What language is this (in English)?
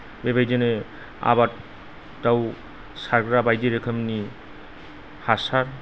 Bodo